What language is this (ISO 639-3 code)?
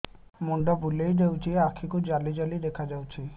ori